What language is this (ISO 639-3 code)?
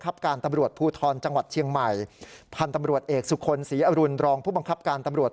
tha